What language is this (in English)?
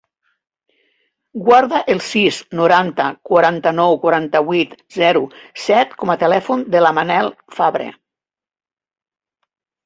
Catalan